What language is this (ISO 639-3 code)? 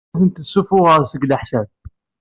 kab